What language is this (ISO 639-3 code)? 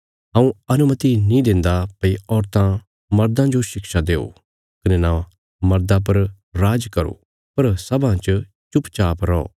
kfs